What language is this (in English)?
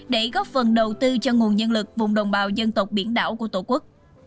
Vietnamese